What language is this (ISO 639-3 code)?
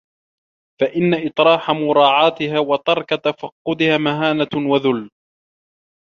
ara